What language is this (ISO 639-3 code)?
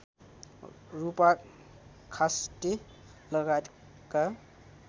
nep